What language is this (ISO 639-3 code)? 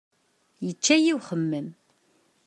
kab